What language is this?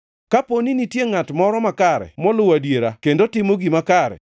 Luo (Kenya and Tanzania)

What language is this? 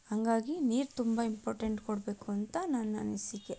Kannada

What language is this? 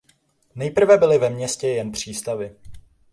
Czech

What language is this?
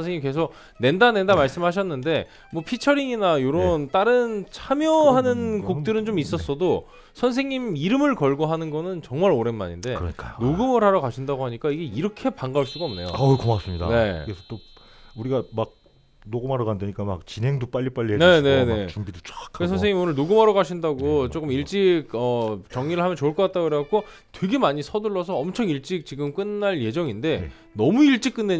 Korean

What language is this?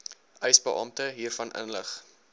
Afrikaans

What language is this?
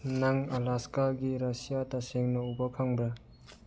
Manipuri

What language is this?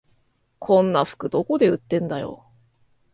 Japanese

